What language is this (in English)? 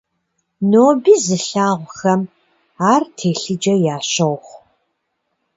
Kabardian